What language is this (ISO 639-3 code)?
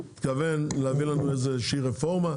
heb